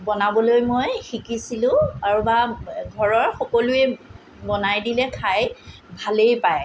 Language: Assamese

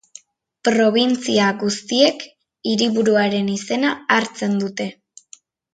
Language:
Basque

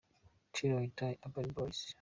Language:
Kinyarwanda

